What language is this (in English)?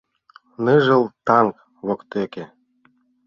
Mari